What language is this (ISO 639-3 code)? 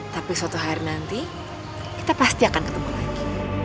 ind